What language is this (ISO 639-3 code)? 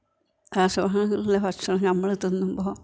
mal